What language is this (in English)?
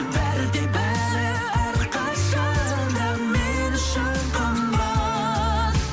Kazakh